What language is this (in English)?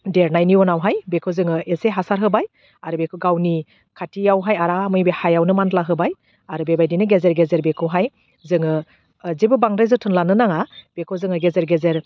Bodo